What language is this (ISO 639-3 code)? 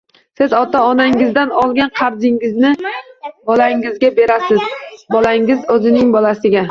uzb